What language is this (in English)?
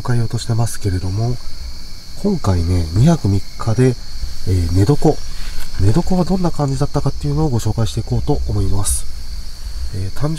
Japanese